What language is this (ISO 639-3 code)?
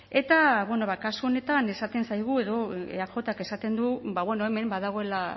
eus